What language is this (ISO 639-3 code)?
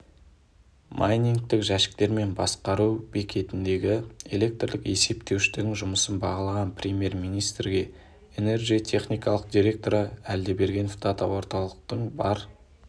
kaz